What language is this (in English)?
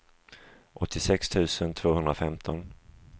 Swedish